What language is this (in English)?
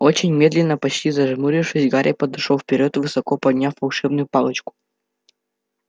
Russian